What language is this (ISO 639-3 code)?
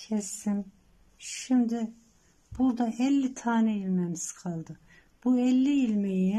tur